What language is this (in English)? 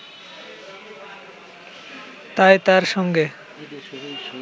Bangla